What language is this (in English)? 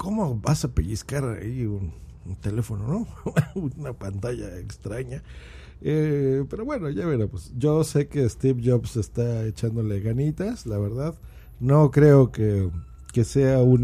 Spanish